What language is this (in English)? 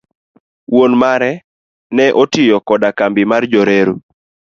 Luo (Kenya and Tanzania)